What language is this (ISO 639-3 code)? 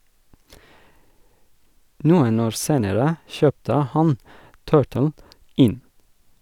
nor